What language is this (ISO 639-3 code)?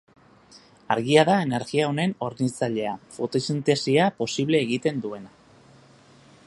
eus